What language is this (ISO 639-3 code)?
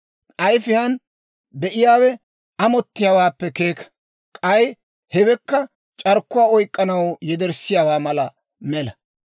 dwr